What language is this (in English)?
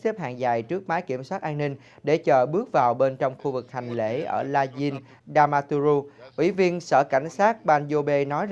Vietnamese